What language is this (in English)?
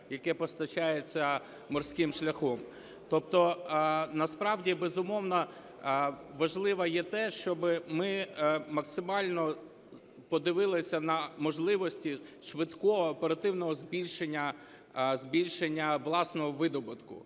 Ukrainian